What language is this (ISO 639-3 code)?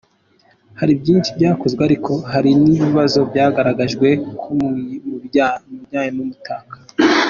kin